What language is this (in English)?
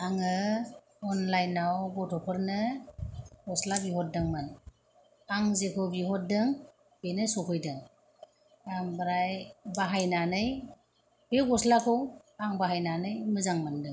Bodo